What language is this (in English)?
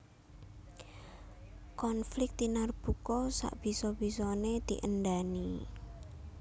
Javanese